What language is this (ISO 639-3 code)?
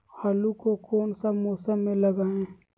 mag